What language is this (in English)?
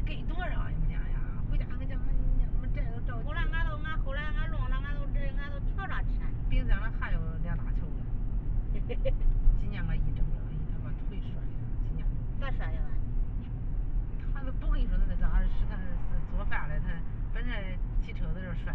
Chinese